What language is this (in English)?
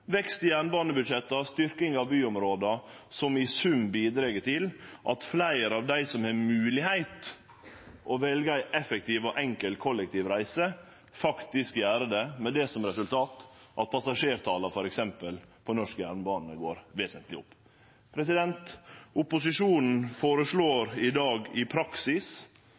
Norwegian Nynorsk